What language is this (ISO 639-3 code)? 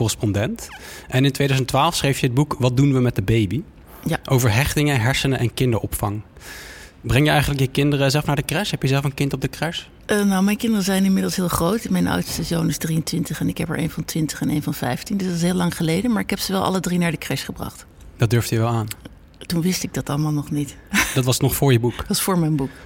nld